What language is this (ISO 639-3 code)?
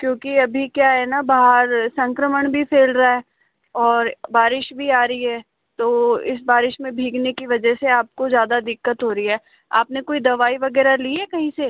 hin